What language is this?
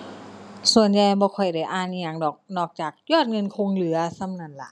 Thai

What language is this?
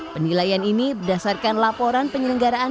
Indonesian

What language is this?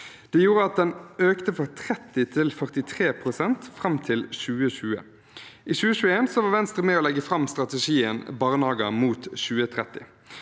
Norwegian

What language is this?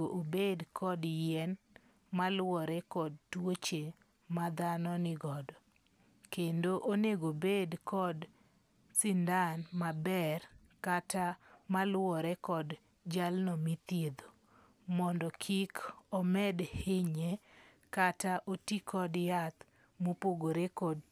Luo (Kenya and Tanzania)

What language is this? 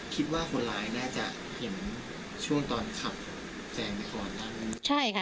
Thai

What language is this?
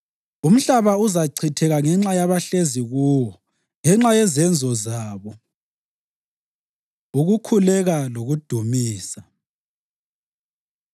North Ndebele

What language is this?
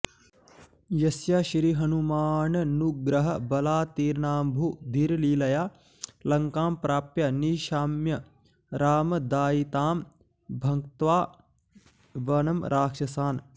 Sanskrit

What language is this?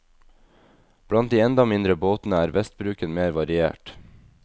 Norwegian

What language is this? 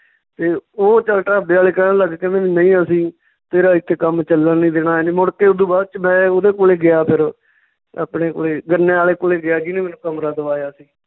Punjabi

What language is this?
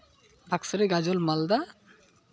Santali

